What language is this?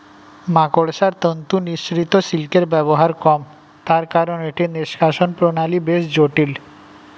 Bangla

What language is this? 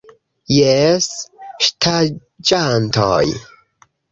Esperanto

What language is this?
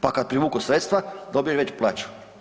Croatian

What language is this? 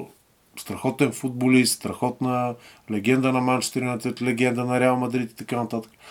Bulgarian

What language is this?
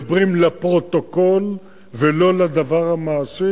Hebrew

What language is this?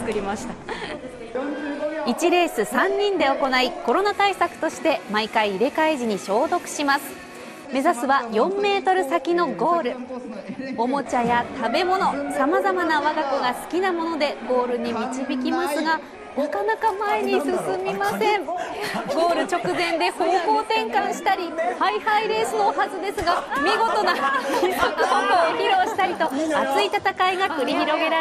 Japanese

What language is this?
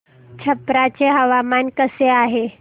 Marathi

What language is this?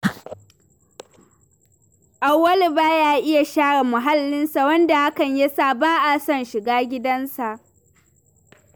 Hausa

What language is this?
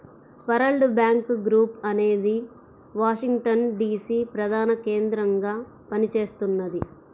Telugu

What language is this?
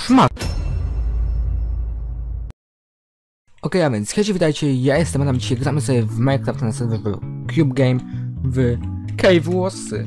Polish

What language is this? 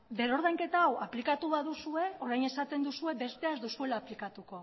Basque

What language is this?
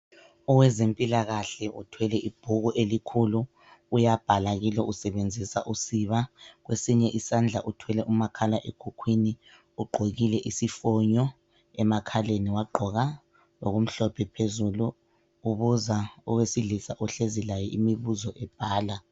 North Ndebele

